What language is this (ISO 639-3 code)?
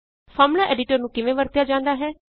pan